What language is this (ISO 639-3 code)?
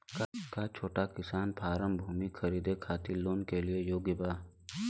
bho